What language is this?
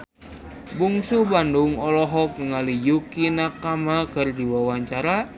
Sundanese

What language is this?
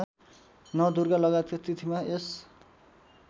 Nepali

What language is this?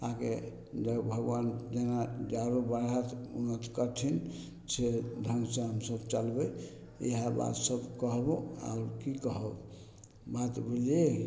Maithili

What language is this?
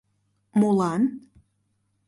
Mari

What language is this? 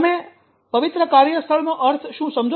Gujarati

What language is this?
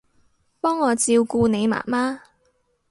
Cantonese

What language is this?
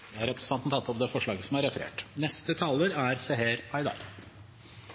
Norwegian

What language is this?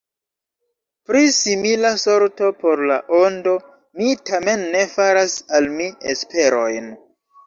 Esperanto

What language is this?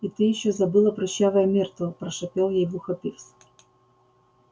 Russian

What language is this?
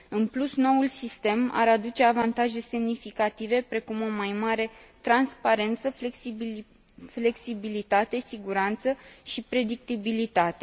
Romanian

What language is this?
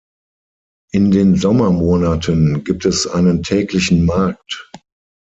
German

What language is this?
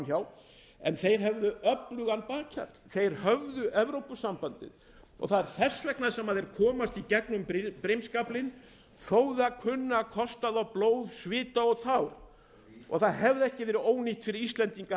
Icelandic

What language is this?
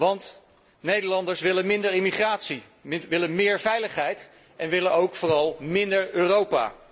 Dutch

